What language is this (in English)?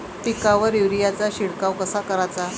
Marathi